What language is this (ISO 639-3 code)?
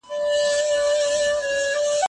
pus